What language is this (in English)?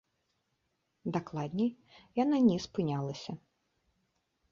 Belarusian